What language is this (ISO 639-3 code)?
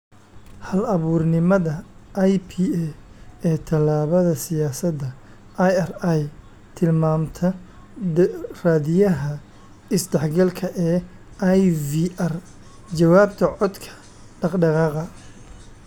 som